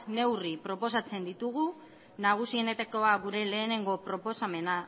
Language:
Basque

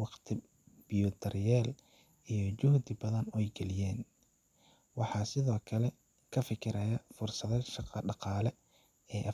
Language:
Somali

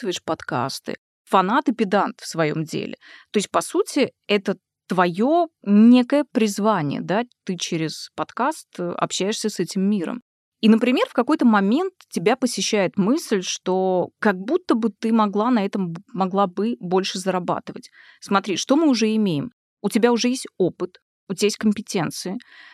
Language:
Russian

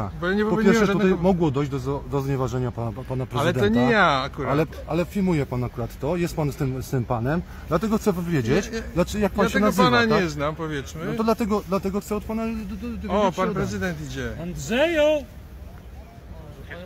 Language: Polish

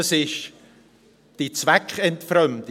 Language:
Swiss German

